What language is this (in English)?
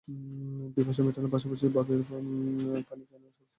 Bangla